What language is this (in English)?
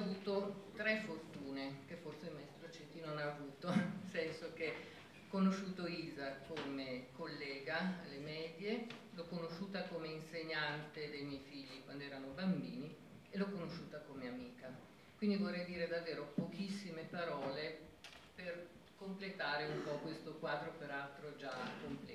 Italian